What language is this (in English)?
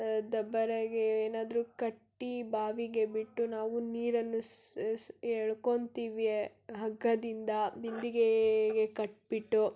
Kannada